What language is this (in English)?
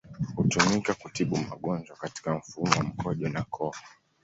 Swahili